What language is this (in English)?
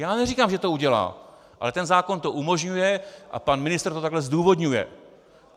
Czech